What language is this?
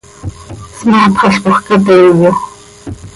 Seri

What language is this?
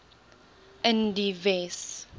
Afrikaans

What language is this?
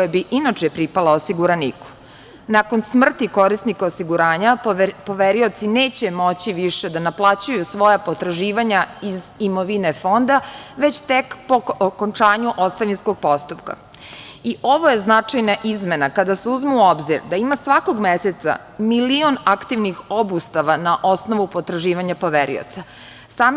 Serbian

